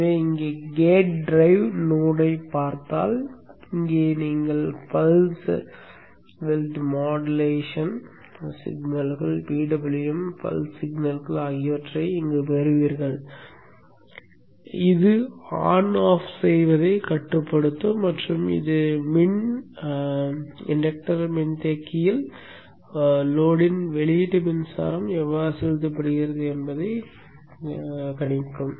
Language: Tamil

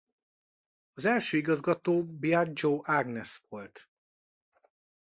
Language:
Hungarian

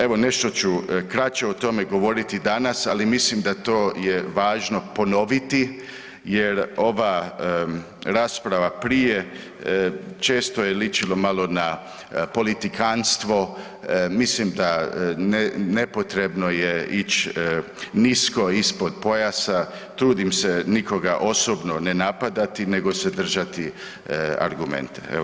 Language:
Croatian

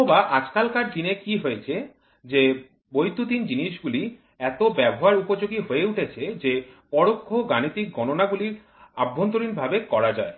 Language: Bangla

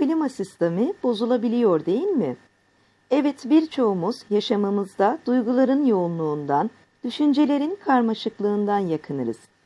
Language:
Turkish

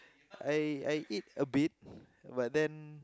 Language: English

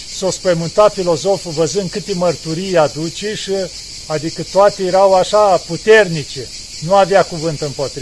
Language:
Romanian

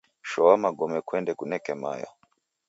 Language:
Taita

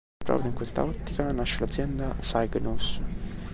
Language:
Italian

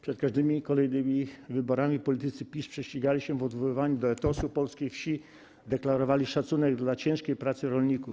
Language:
Polish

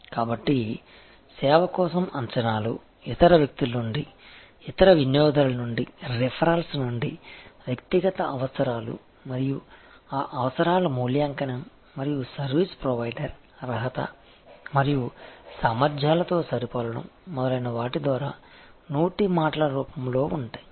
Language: Telugu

